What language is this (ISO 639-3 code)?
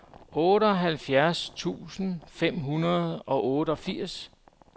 dan